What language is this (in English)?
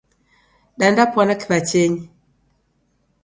Taita